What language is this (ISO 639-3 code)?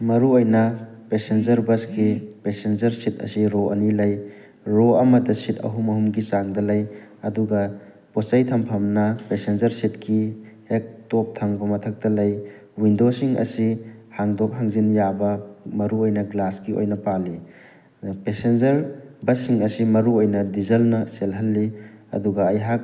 mni